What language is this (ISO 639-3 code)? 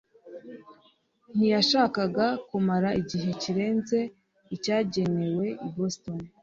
kin